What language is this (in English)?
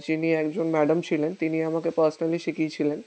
Bangla